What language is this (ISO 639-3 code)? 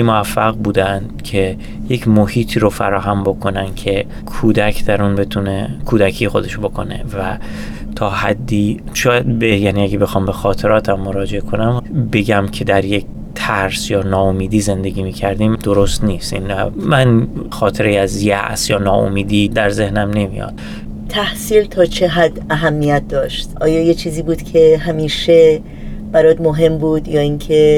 fas